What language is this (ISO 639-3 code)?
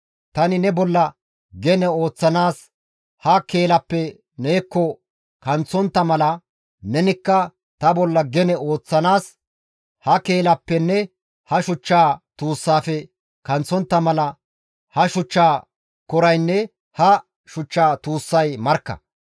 gmv